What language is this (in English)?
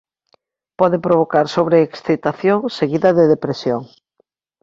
Galician